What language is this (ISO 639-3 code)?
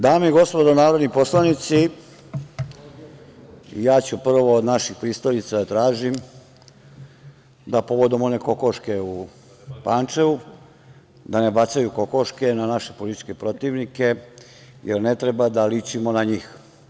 srp